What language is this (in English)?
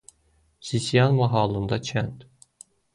Azerbaijani